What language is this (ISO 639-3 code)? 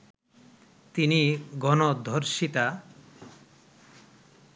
ben